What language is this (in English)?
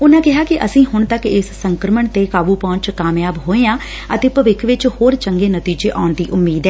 Punjabi